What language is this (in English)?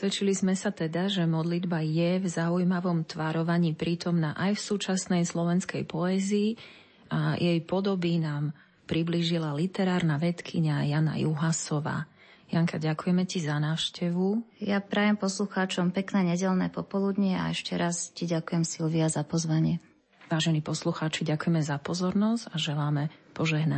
Slovak